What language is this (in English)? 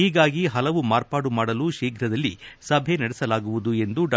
Kannada